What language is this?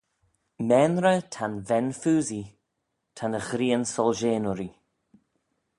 Manx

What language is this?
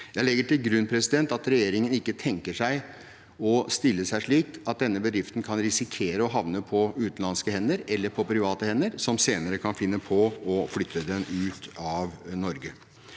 Norwegian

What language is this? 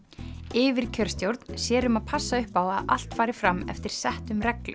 Icelandic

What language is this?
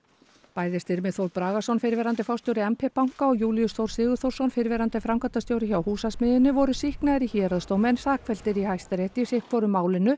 Icelandic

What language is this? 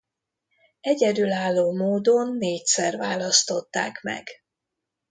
Hungarian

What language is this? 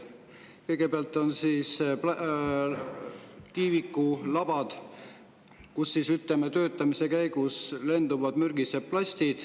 Estonian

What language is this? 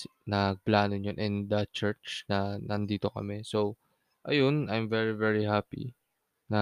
Filipino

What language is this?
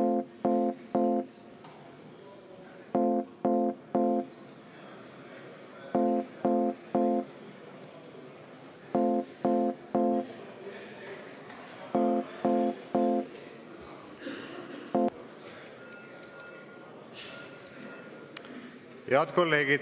Estonian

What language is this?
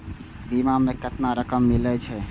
Maithili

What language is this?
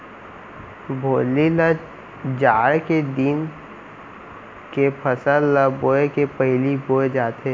Chhattisgarhi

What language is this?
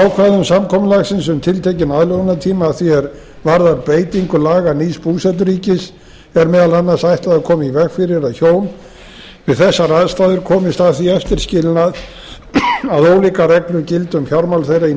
Icelandic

